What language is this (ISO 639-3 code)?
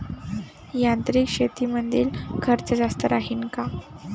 mar